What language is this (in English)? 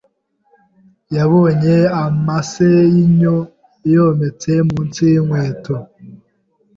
Kinyarwanda